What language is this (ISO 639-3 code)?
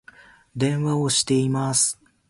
jpn